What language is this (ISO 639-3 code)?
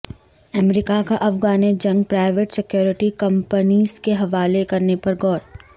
urd